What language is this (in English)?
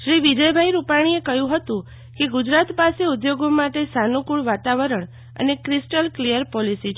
Gujarati